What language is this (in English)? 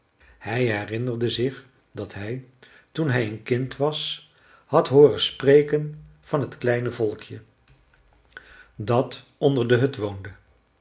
Dutch